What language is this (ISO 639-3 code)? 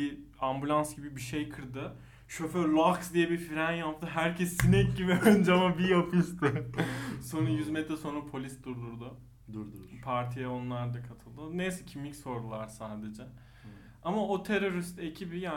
tur